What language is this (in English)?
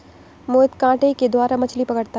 Hindi